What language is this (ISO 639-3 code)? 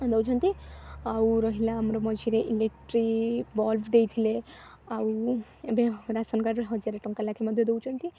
ori